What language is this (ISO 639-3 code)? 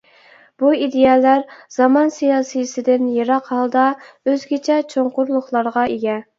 uig